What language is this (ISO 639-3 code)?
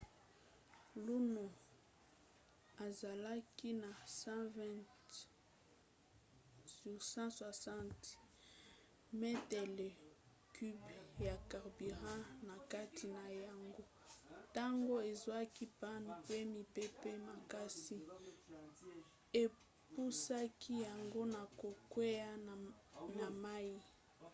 lin